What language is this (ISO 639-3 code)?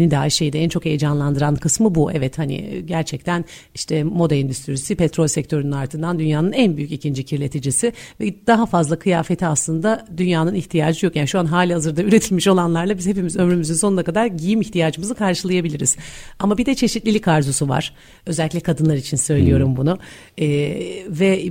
tur